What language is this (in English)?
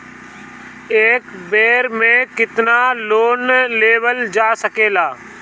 Bhojpuri